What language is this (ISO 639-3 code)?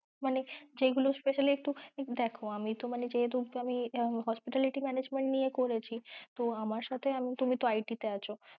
ben